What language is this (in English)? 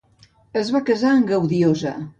Catalan